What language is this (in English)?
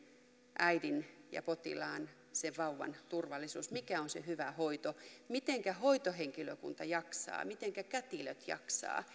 Finnish